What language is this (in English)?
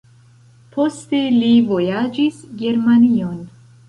Esperanto